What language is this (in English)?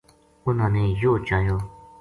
Gujari